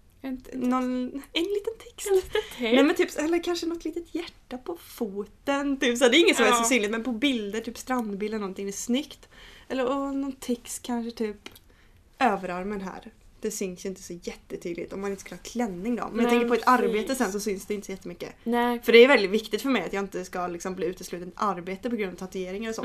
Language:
Swedish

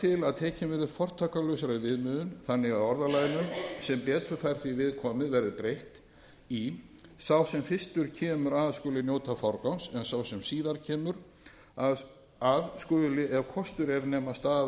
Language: Icelandic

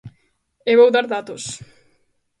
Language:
Galician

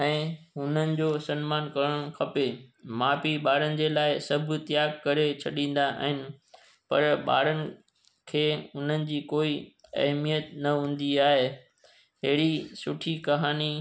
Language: Sindhi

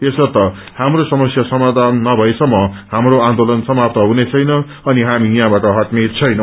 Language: Nepali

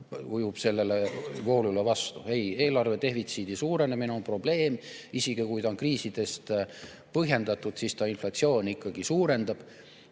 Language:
Estonian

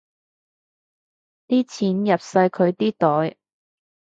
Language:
Cantonese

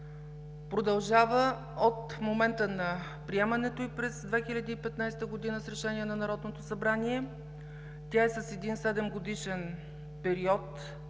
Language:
Bulgarian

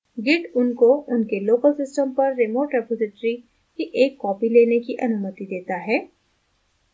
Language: Hindi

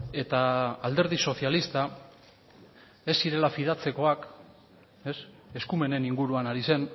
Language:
Basque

